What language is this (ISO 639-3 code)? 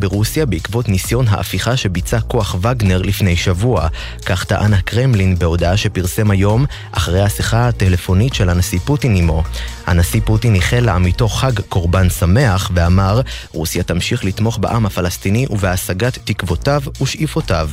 heb